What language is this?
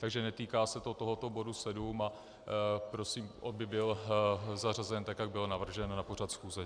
Czech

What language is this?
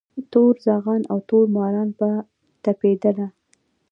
Pashto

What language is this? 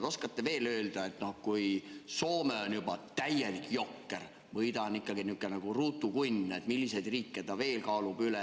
Estonian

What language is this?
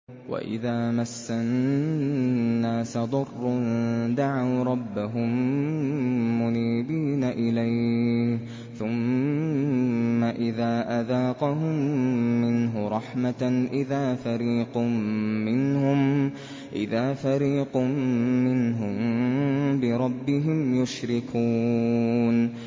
Arabic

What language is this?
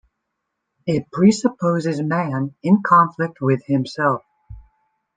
English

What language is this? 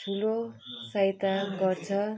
Nepali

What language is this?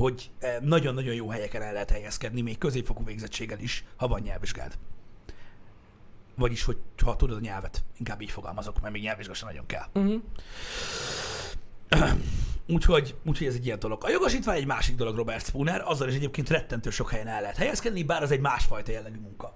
Hungarian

